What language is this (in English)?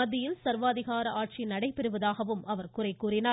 Tamil